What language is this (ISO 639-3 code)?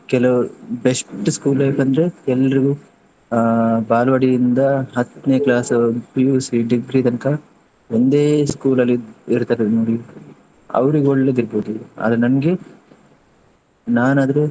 kan